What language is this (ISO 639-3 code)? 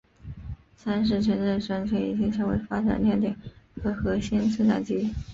zho